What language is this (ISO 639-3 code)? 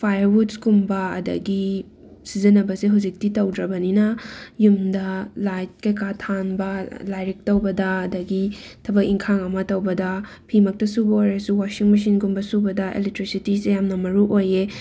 mni